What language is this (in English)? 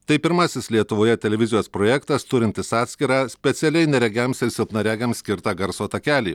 Lithuanian